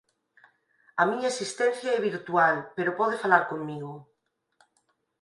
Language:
Galician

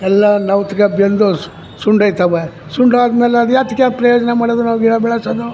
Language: Kannada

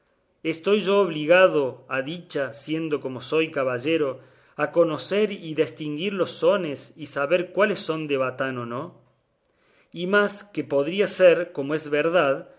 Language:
Spanish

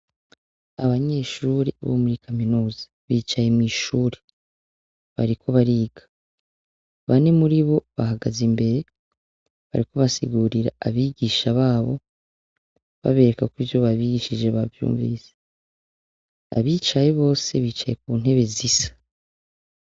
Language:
Rundi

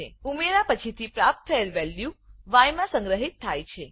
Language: Gujarati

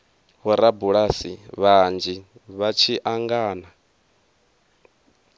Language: Venda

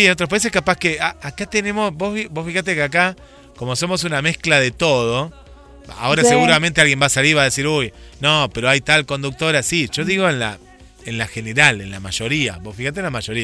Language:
Spanish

